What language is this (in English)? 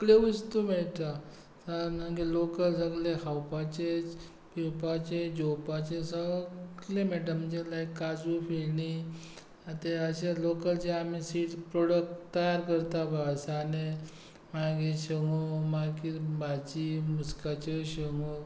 Konkani